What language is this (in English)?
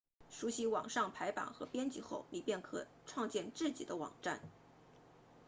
Chinese